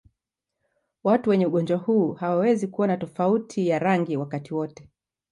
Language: Swahili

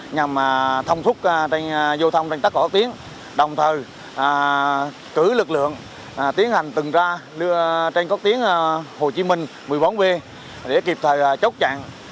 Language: Vietnamese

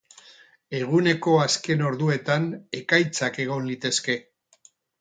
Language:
Basque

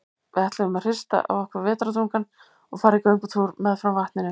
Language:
Icelandic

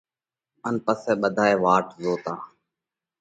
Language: Parkari Koli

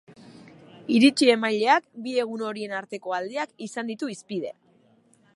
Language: Basque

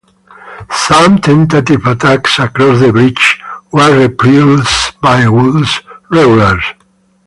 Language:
English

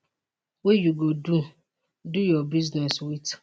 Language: Nigerian Pidgin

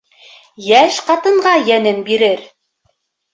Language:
Bashkir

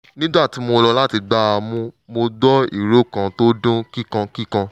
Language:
Yoruba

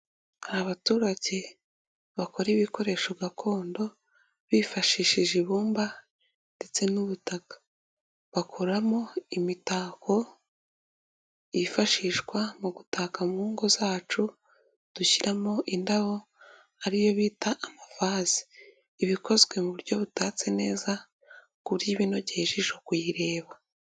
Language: Kinyarwanda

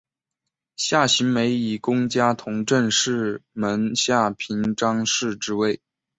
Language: Chinese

